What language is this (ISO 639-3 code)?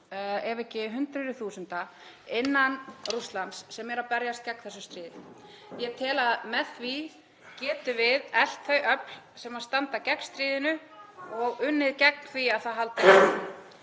isl